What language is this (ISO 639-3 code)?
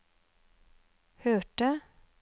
nor